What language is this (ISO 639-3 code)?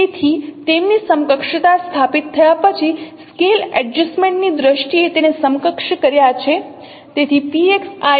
guj